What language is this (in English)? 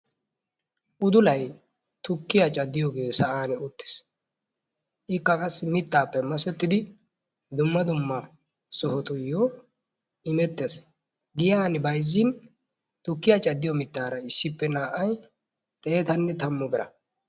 Wolaytta